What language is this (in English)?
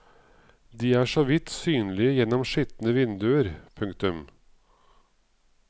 Norwegian